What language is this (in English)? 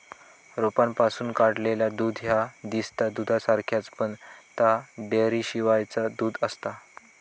Marathi